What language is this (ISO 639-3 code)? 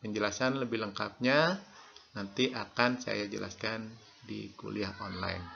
ind